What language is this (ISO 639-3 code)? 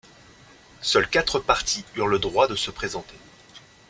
fra